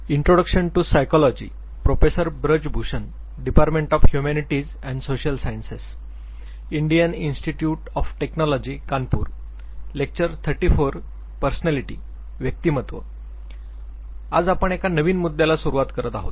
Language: Marathi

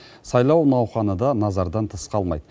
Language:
Kazakh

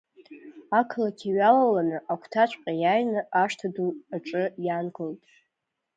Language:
Abkhazian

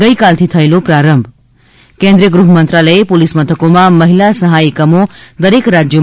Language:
Gujarati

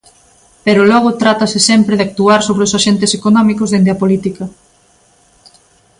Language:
Galician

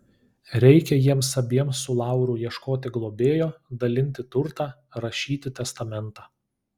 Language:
Lithuanian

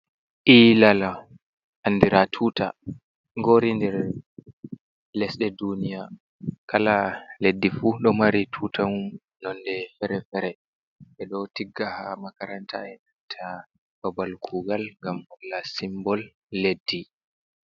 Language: Fula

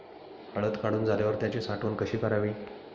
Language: Marathi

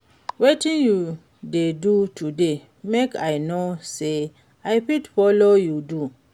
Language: Nigerian Pidgin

